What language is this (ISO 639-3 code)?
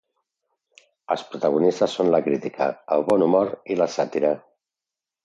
cat